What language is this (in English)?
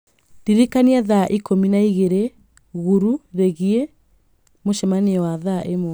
Kikuyu